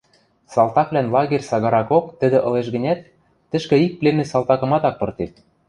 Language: Western Mari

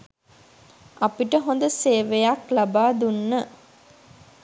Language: Sinhala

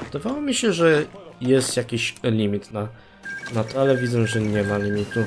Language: Polish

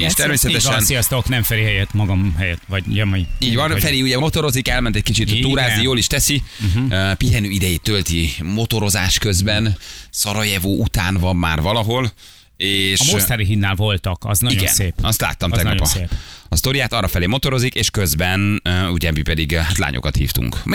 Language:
Hungarian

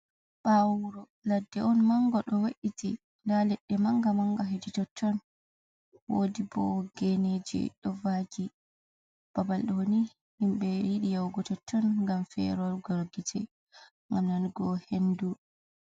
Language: Fula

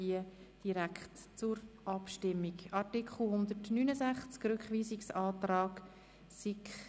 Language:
Swiss German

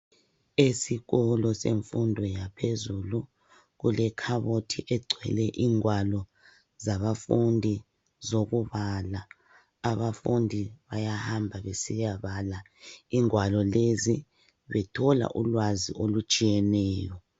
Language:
North Ndebele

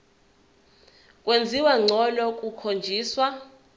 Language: Zulu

